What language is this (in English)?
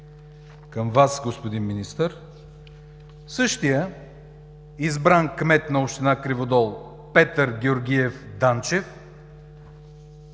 Bulgarian